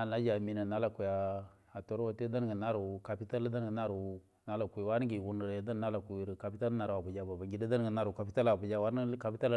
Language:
Buduma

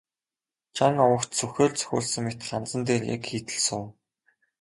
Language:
Mongolian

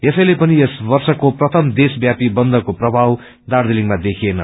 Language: Nepali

